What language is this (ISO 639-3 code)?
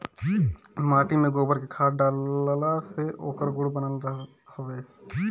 bho